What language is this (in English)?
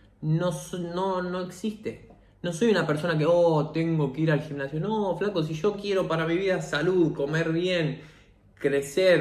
Spanish